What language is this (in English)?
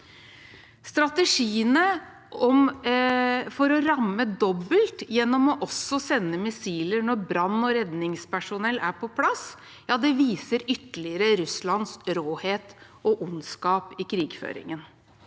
Norwegian